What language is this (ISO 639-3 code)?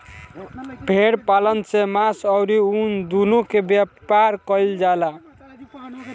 bho